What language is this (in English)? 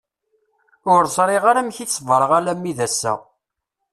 Kabyle